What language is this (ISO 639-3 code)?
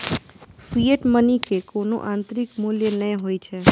mai